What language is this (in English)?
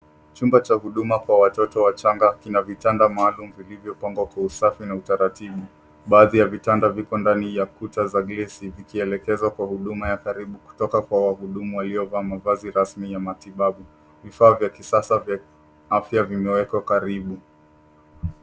Swahili